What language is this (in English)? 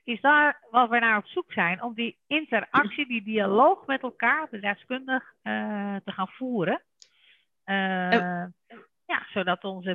Dutch